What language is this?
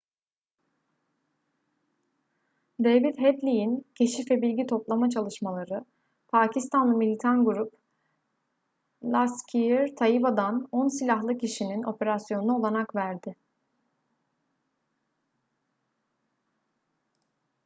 Turkish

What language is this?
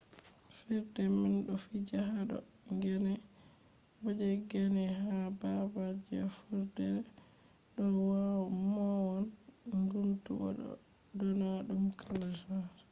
Fula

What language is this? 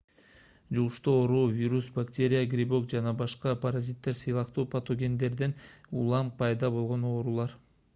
Kyrgyz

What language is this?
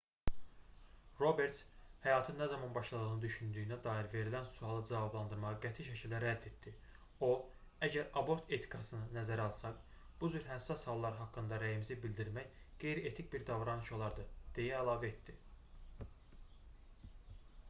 Azerbaijani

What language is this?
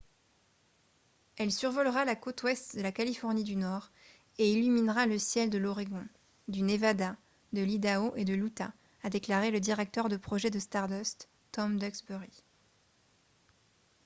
French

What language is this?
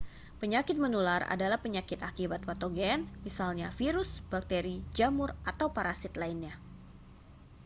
Indonesian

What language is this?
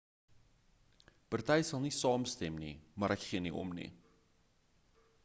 Afrikaans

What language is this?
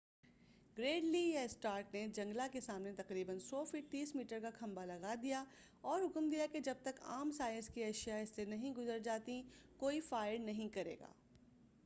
Urdu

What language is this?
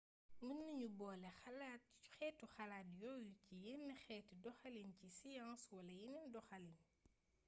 Wolof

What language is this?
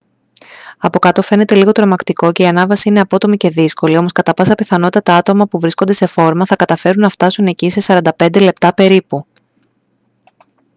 Greek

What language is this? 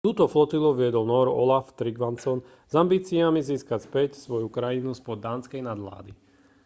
Slovak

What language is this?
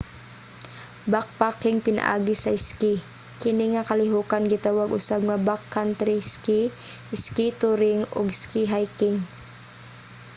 Cebuano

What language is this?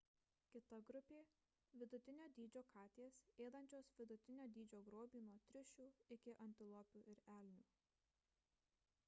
Lithuanian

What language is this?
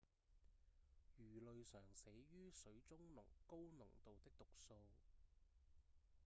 Cantonese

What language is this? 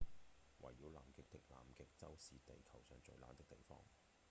Cantonese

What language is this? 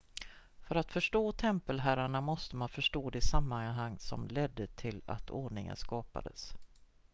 Swedish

